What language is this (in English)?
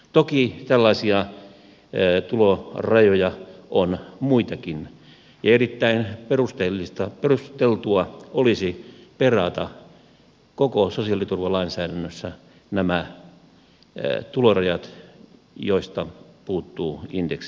Finnish